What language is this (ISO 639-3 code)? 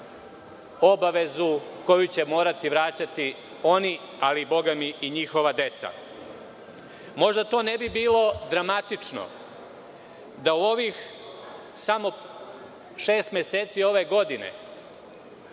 srp